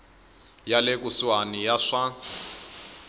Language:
Tsonga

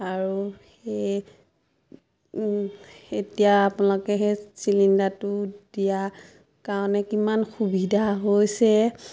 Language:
Assamese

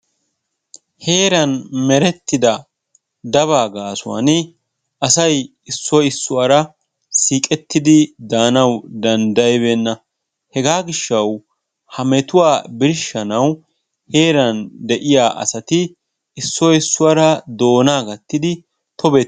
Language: Wolaytta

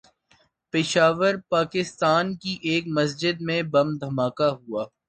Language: Urdu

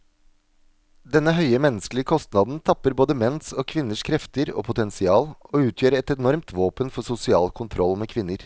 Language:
Norwegian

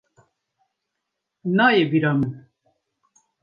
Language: Kurdish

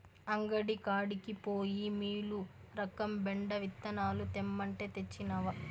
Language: Telugu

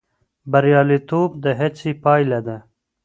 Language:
Pashto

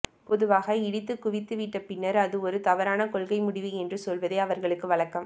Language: Tamil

